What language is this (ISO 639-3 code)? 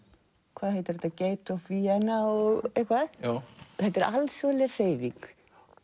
isl